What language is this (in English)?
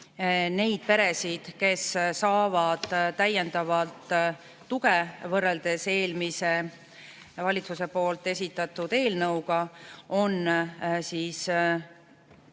Estonian